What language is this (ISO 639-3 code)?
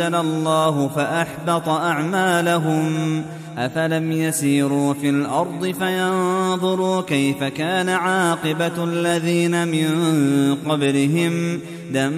ara